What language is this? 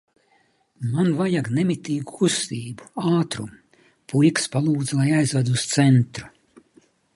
Latvian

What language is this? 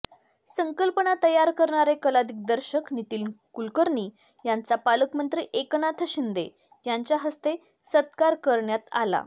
Marathi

